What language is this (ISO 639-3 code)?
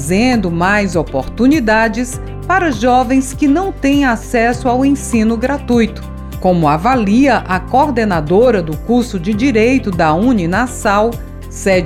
por